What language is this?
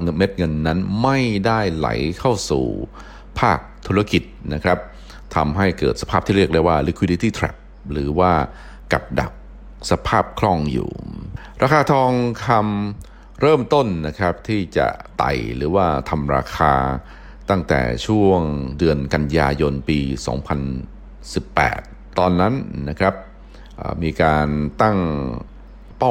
Thai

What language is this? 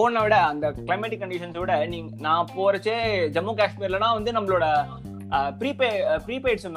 Tamil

